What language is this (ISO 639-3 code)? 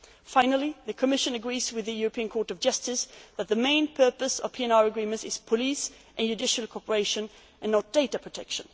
eng